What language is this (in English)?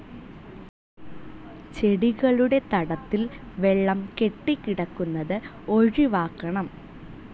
Malayalam